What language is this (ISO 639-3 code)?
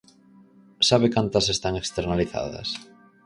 glg